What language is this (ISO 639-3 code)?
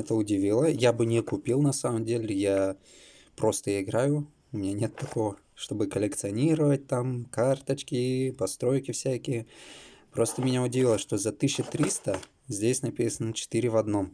rus